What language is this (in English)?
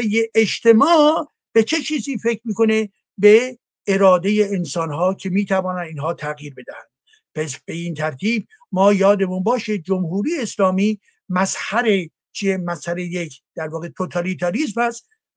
Persian